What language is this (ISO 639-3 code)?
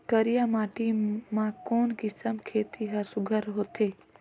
hne